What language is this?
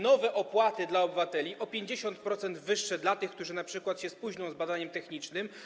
Polish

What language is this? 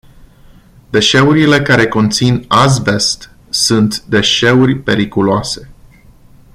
Romanian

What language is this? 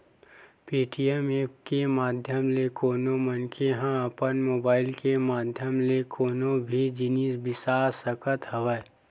Chhattisgarhi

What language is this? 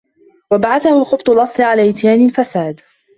Arabic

